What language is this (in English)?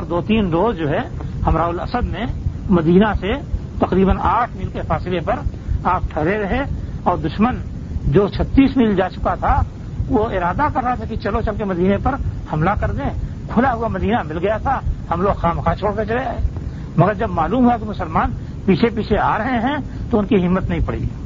Urdu